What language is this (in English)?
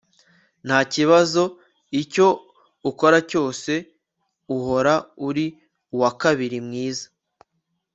Kinyarwanda